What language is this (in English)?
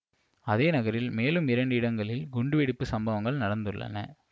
Tamil